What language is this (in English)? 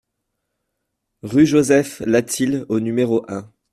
French